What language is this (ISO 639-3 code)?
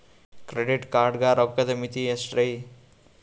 kan